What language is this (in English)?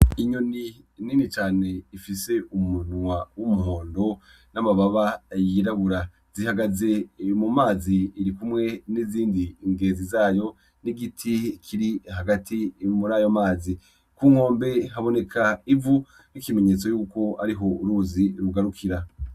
Rundi